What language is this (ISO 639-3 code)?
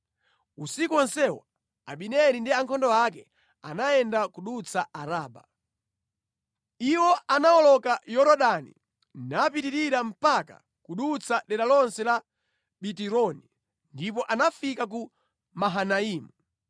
nya